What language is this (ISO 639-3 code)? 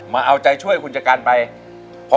tha